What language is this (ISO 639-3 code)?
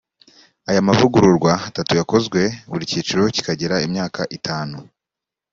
kin